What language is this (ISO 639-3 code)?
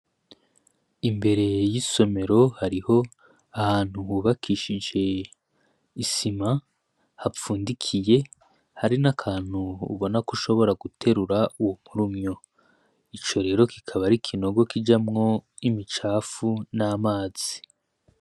run